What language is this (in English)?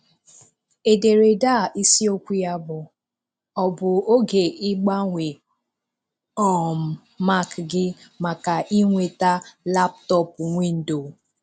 Igbo